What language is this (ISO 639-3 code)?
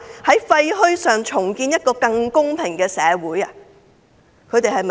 yue